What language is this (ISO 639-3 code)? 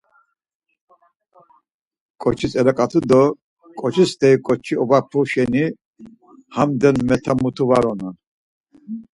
lzz